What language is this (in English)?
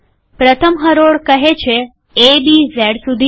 Gujarati